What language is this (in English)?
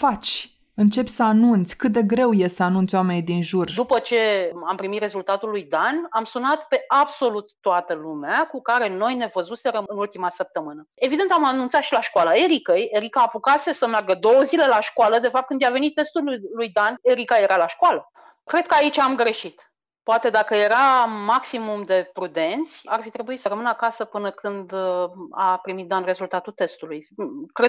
Romanian